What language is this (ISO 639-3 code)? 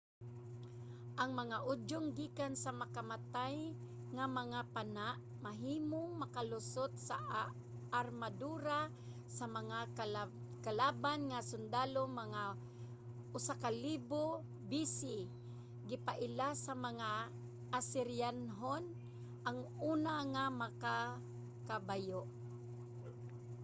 ceb